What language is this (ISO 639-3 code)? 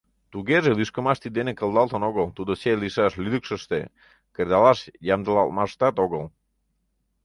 chm